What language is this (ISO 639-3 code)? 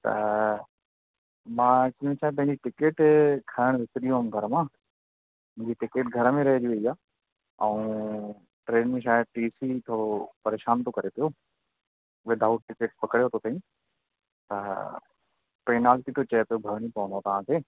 snd